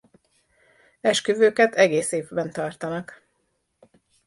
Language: Hungarian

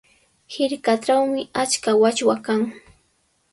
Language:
Sihuas Ancash Quechua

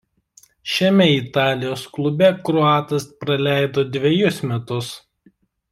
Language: Lithuanian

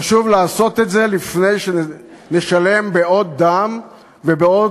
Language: Hebrew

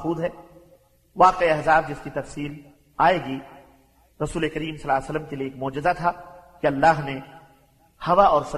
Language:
Arabic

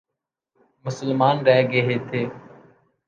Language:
Urdu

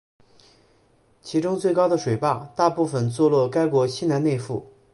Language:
Chinese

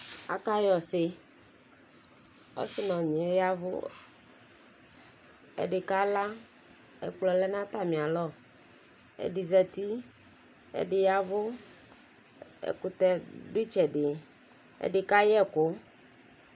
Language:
Ikposo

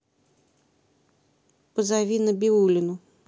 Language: Russian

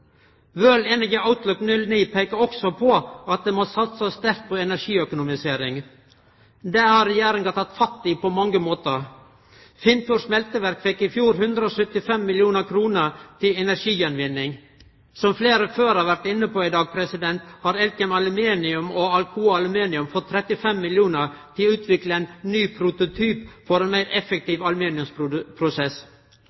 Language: Norwegian Nynorsk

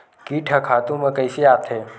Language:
Chhattisgarhi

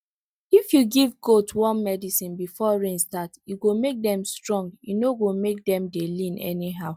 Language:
Nigerian Pidgin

